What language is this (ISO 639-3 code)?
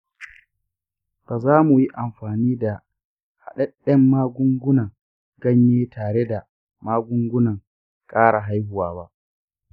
hau